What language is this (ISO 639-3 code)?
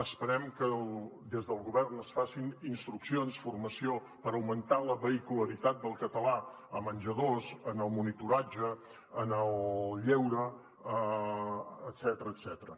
cat